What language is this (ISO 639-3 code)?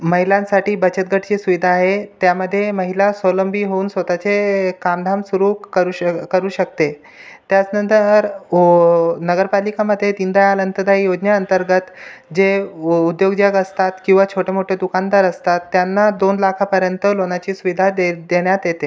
mar